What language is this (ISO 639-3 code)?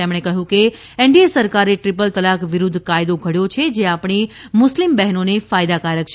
guj